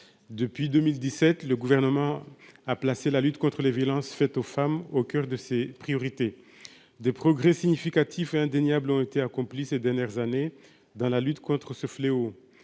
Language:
French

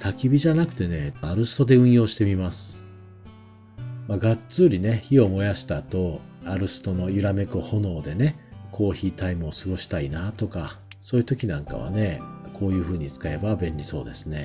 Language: Japanese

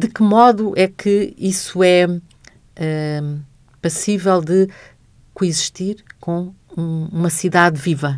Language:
Portuguese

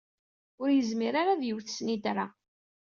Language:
Kabyle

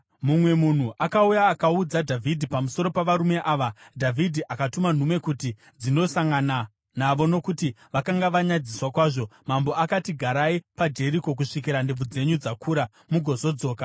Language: Shona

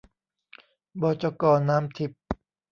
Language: Thai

